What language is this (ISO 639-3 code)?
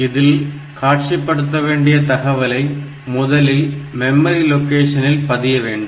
tam